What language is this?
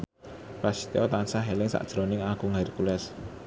Javanese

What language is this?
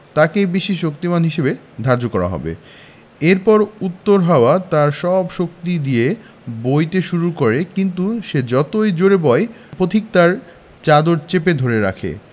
Bangla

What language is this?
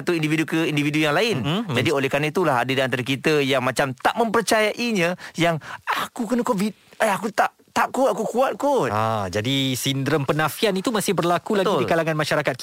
Malay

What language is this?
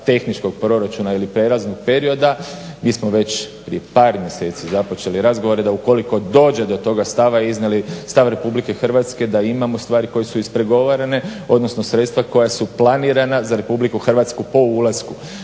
Croatian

